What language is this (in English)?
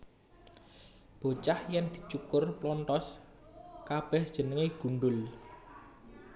Javanese